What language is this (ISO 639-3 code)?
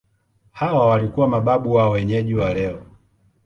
swa